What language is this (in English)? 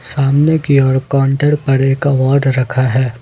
Hindi